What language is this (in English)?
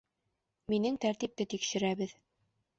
Bashkir